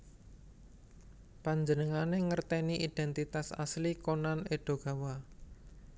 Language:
Javanese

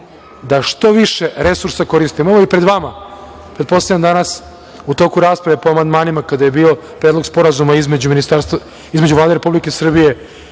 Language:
Serbian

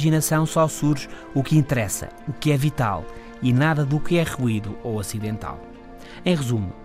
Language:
Portuguese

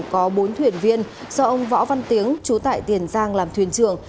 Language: Vietnamese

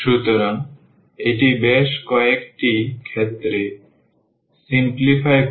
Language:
Bangla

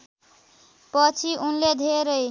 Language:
Nepali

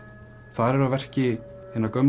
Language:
Icelandic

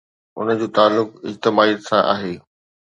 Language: Sindhi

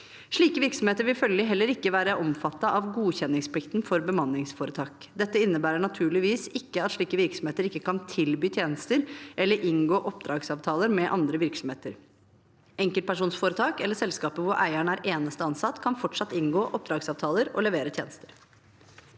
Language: Norwegian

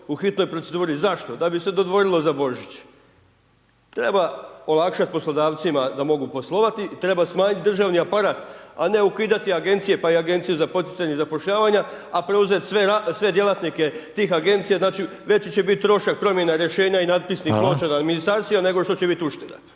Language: Croatian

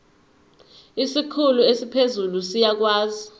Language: Zulu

